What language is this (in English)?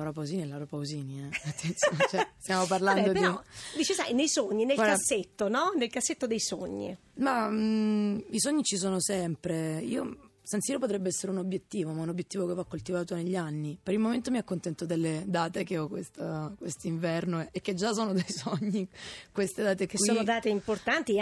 Italian